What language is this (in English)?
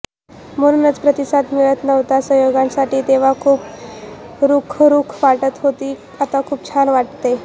Marathi